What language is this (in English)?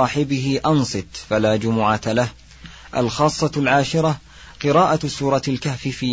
Arabic